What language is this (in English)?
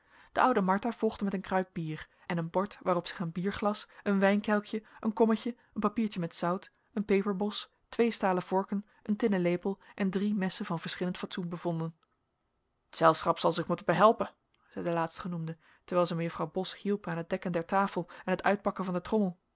Dutch